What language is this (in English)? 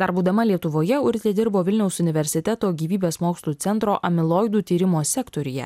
Lithuanian